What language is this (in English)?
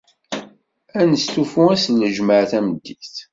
Kabyle